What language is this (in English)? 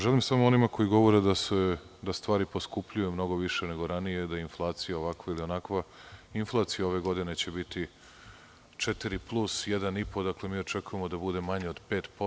Serbian